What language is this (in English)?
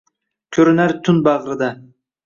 Uzbek